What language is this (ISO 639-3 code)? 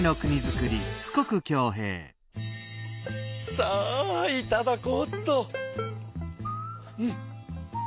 jpn